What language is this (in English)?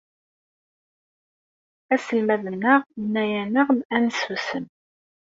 Kabyle